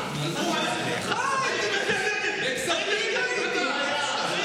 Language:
Hebrew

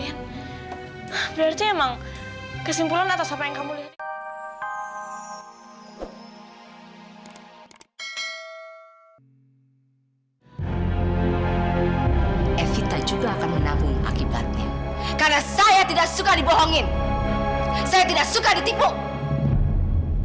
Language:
Indonesian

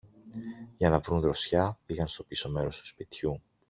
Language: Greek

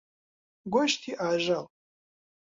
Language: Central Kurdish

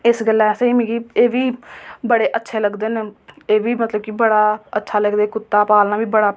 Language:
Dogri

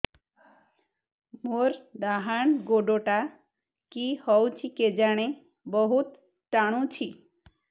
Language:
Odia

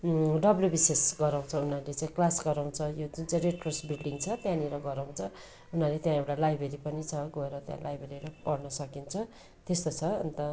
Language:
Nepali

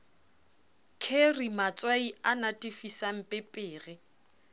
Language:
Southern Sotho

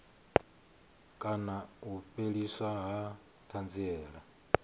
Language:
Venda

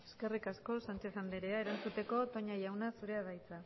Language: Basque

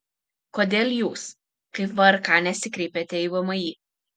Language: Lithuanian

